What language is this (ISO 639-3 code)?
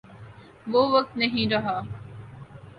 urd